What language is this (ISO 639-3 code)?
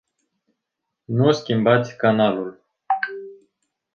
ron